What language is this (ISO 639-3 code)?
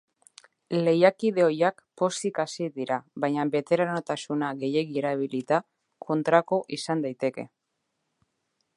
eus